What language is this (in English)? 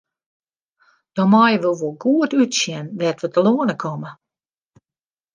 Western Frisian